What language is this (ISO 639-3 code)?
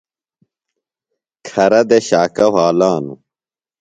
phl